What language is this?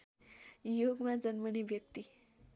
Nepali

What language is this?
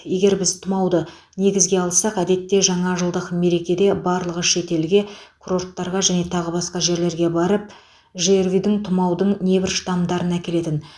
Kazakh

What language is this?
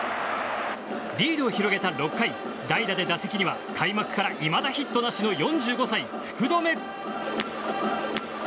Japanese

